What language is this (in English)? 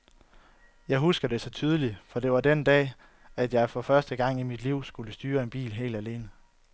Danish